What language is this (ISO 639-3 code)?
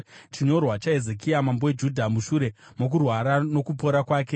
sna